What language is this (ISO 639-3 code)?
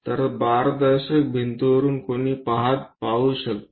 mar